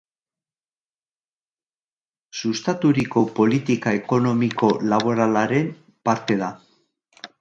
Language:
Basque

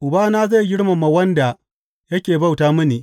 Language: Hausa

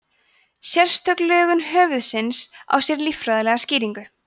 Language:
Icelandic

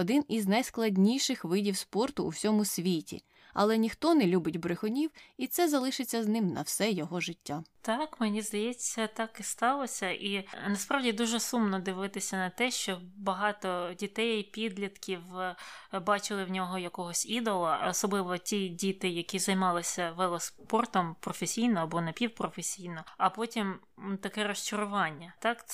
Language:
Ukrainian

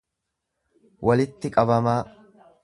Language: Oromo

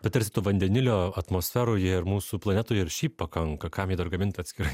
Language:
Lithuanian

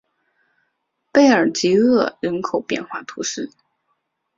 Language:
Chinese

